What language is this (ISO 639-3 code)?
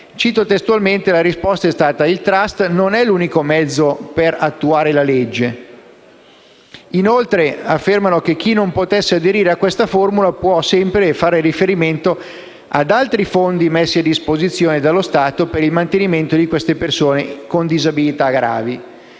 ita